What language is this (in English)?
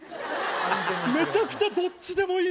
Japanese